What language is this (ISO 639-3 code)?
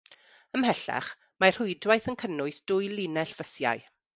cym